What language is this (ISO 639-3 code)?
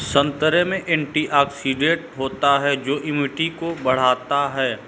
hin